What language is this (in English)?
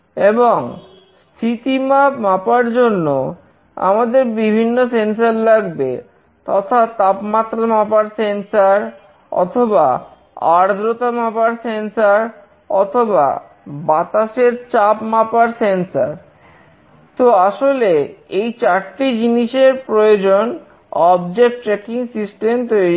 Bangla